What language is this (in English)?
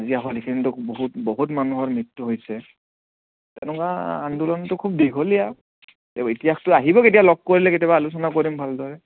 Assamese